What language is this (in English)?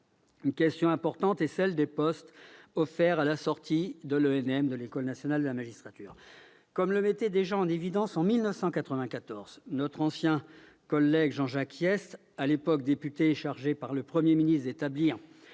French